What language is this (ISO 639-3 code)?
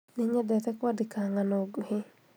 kik